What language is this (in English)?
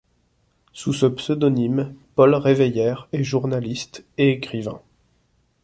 French